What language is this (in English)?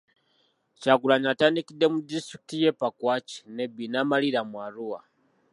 Ganda